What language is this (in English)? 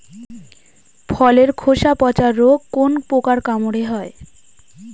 Bangla